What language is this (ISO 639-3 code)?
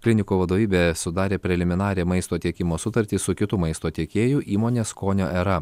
lit